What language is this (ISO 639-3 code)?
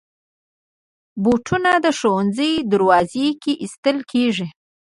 pus